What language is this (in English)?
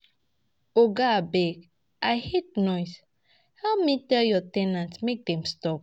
Nigerian Pidgin